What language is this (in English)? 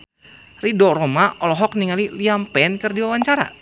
Sundanese